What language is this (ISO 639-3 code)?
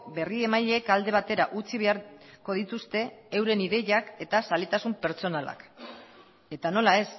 eus